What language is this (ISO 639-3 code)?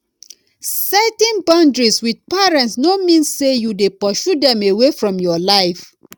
pcm